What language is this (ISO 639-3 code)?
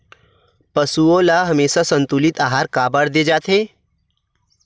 hne